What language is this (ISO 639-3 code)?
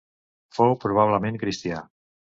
cat